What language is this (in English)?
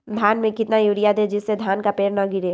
Magahi